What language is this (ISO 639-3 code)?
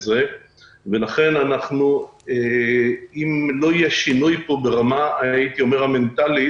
heb